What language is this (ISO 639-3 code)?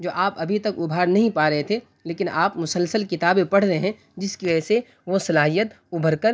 urd